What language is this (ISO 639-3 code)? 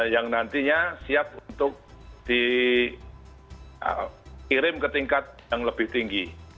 ind